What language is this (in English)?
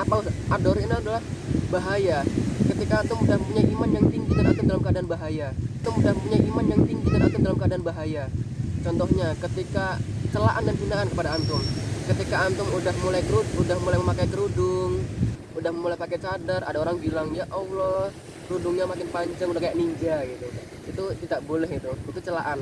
Indonesian